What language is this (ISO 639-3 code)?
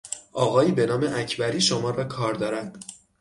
fas